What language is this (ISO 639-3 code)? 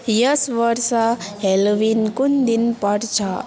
nep